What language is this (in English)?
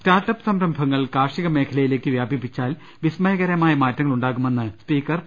Malayalam